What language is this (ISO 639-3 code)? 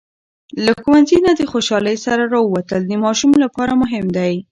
pus